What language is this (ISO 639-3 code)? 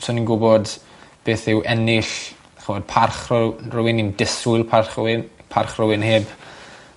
cym